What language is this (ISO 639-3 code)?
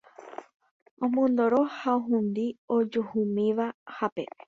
grn